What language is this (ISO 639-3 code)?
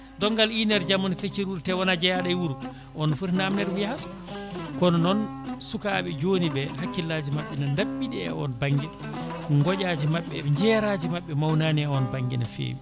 ful